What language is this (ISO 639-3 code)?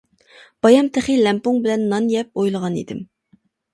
uig